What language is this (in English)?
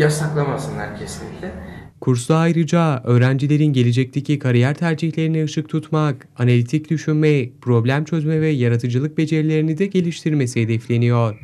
Turkish